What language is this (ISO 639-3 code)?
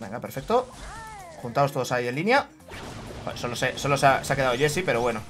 spa